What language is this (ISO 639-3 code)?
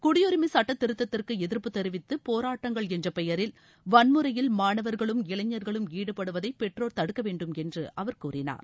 tam